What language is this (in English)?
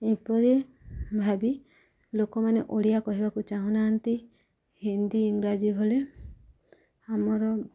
Odia